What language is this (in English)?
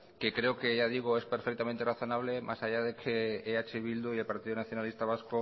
Spanish